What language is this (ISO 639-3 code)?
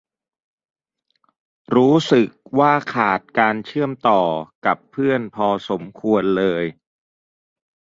tha